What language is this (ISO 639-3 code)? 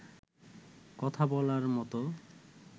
ben